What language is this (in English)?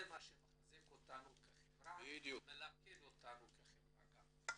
Hebrew